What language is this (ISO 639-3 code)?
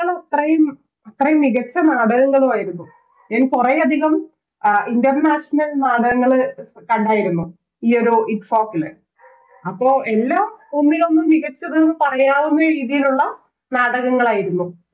mal